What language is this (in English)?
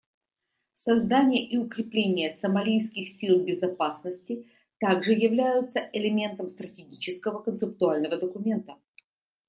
Russian